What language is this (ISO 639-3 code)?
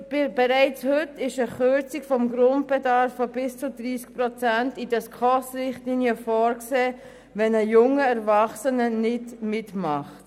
gsw